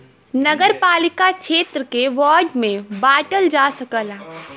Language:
Bhojpuri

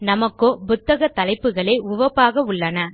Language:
Tamil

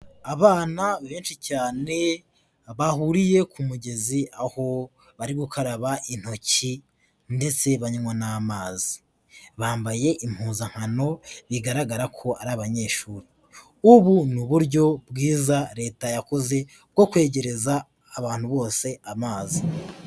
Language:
Kinyarwanda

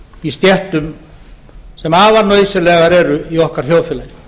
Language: Icelandic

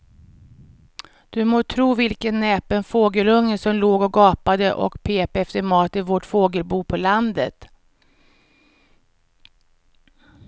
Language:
Swedish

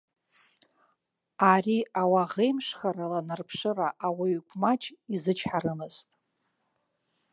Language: Abkhazian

